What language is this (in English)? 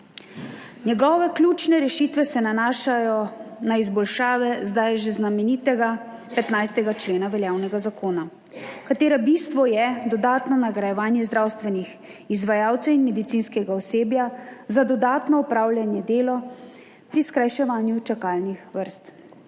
Slovenian